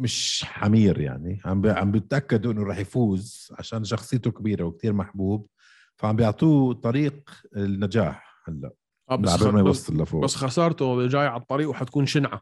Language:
Arabic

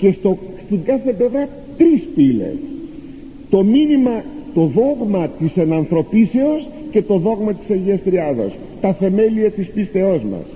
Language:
Greek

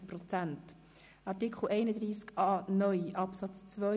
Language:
Swiss German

